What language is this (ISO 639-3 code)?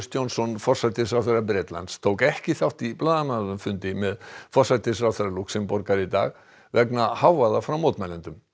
isl